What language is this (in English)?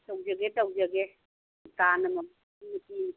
Manipuri